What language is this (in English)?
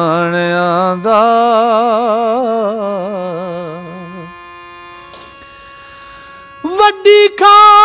Hindi